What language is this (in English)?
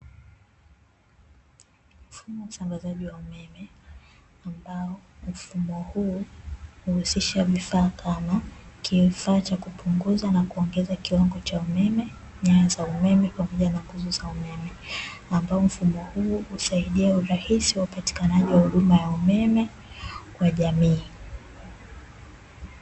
Swahili